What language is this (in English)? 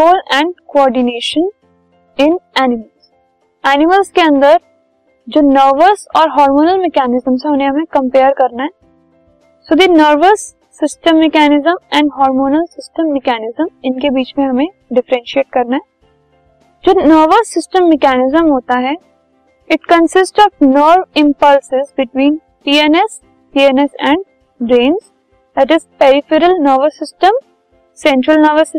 Hindi